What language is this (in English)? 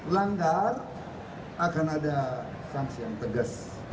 Indonesian